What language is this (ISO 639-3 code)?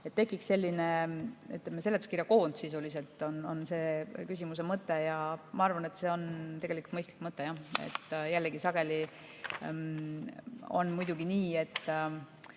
est